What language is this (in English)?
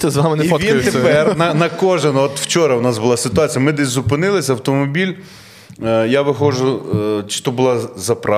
Ukrainian